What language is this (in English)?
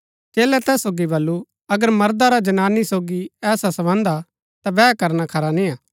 Gaddi